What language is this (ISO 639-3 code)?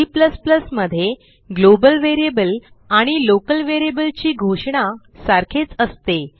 mar